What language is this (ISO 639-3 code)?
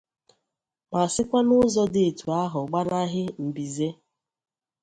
ibo